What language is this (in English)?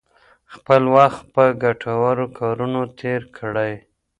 Pashto